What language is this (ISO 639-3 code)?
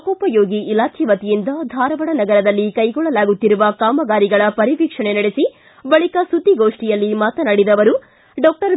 kan